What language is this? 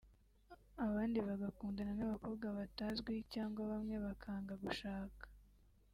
Kinyarwanda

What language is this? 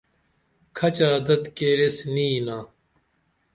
Dameli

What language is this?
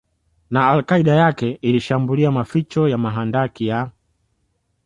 Swahili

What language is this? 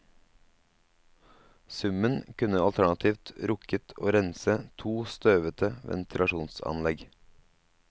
Norwegian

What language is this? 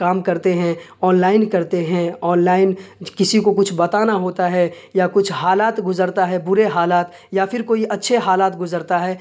Urdu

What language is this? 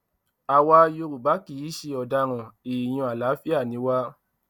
Yoruba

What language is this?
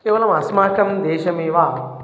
Sanskrit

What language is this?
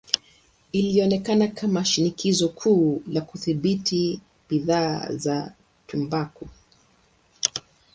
Swahili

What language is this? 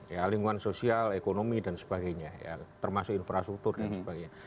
Indonesian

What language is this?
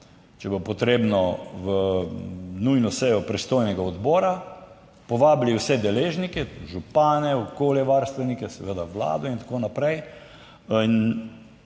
Slovenian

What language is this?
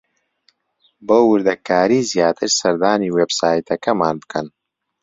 Central Kurdish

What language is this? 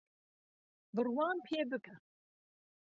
Central Kurdish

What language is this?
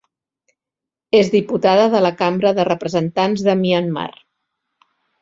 Catalan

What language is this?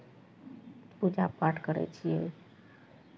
Maithili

